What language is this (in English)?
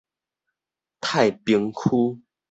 Min Nan Chinese